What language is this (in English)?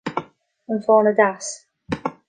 Irish